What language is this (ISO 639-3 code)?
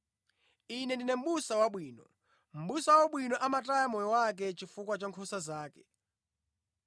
nya